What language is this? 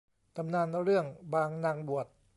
Thai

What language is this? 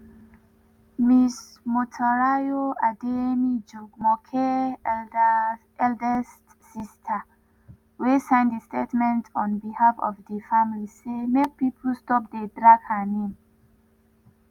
Nigerian Pidgin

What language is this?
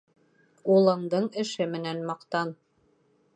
Bashkir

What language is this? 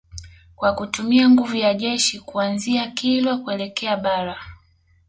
Swahili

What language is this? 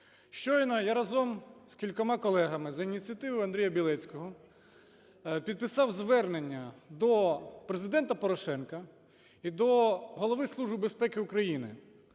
Ukrainian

